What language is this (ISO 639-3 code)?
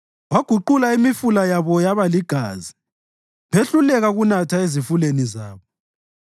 nde